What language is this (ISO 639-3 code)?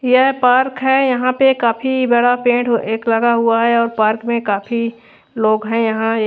hin